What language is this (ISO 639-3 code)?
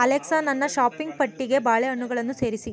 kan